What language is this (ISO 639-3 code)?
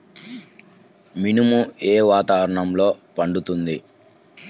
tel